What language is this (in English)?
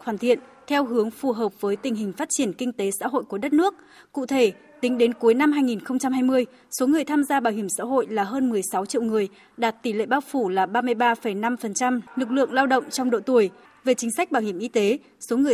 Vietnamese